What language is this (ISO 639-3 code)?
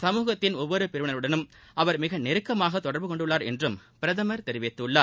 tam